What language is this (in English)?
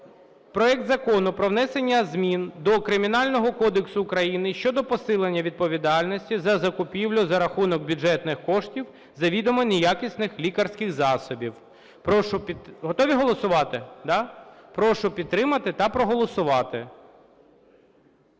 Ukrainian